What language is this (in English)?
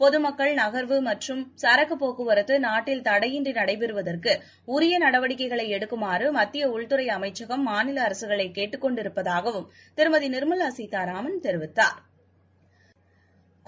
Tamil